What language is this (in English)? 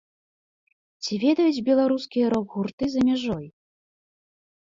Belarusian